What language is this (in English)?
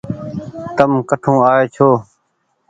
Goaria